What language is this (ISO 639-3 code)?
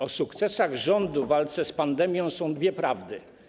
pol